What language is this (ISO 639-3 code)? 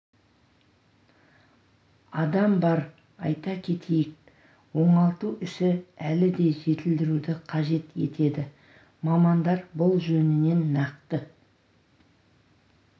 kaz